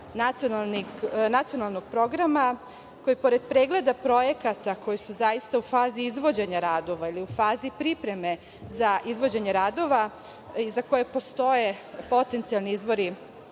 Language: Serbian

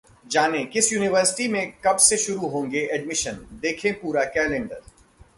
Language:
Hindi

